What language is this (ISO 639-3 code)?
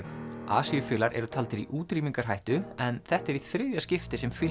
isl